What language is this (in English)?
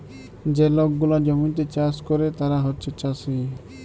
Bangla